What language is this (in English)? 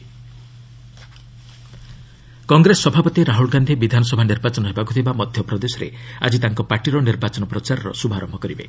Odia